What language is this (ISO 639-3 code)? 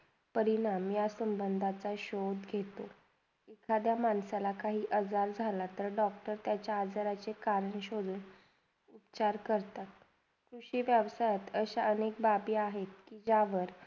mar